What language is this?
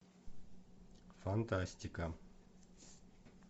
Russian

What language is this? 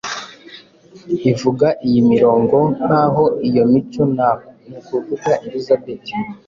Kinyarwanda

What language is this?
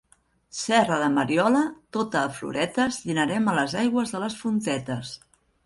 Catalan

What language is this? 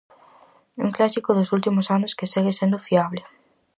Galician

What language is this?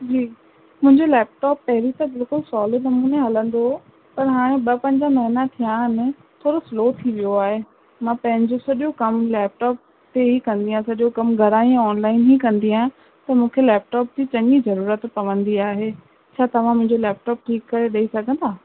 Sindhi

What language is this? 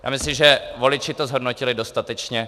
Czech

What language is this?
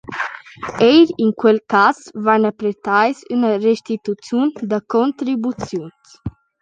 Romansh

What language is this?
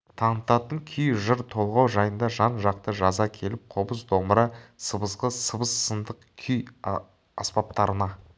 Kazakh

